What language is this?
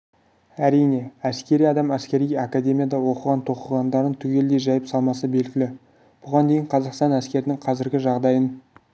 Kazakh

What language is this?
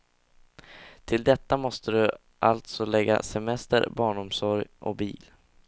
Swedish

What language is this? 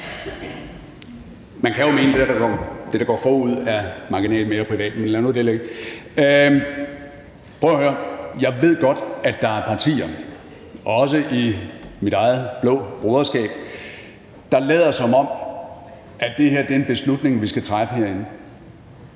Danish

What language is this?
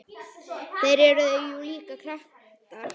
Icelandic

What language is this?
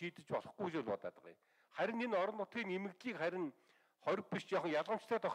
Turkish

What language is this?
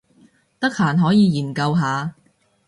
Cantonese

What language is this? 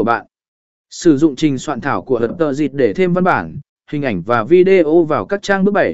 Vietnamese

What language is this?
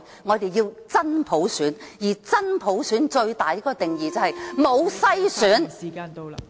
Cantonese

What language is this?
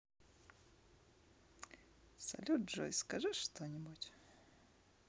Russian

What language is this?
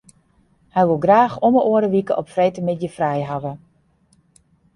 Western Frisian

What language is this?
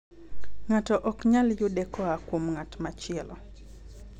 Luo (Kenya and Tanzania)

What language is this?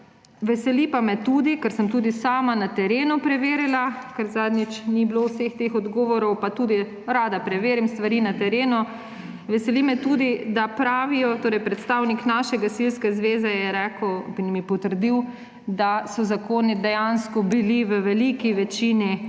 Slovenian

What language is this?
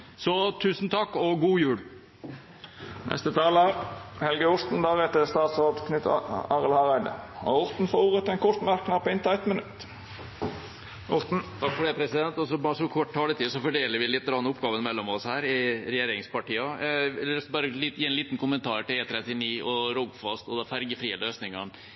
Norwegian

